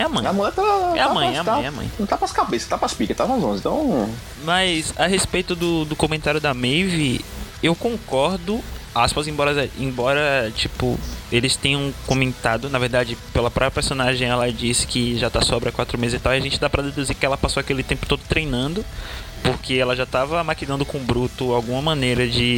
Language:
Portuguese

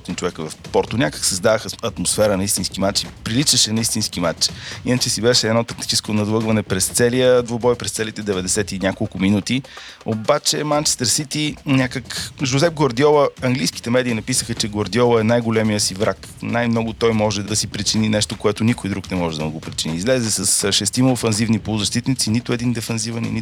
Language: Bulgarian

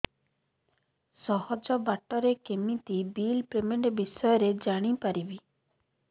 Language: Odia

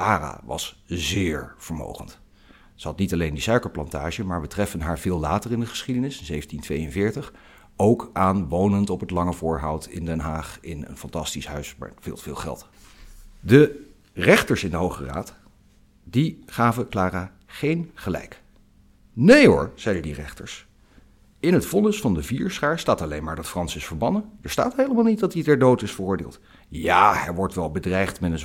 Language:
Dutch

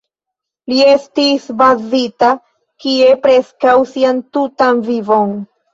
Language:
Esperanto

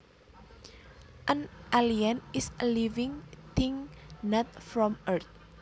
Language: Javanese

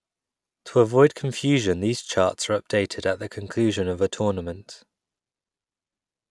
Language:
English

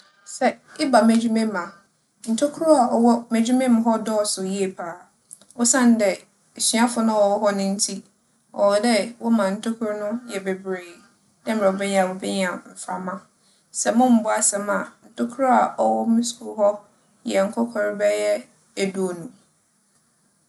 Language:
Akan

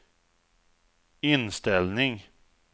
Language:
Swedish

